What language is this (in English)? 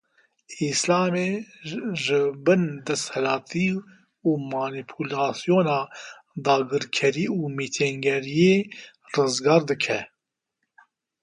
Kurdish